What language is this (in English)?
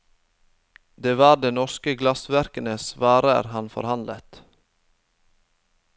Norwegian